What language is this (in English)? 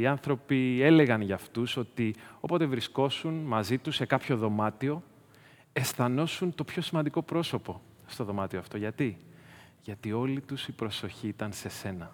Greek